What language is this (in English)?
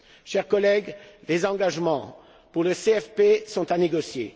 French